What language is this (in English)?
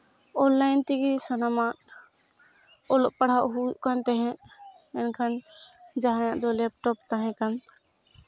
Santali